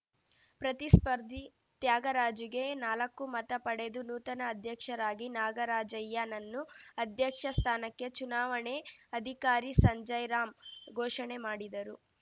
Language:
Kannada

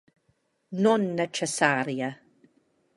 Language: Italian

